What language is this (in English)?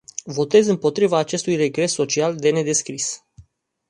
Romanian